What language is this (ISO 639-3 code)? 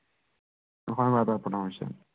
asm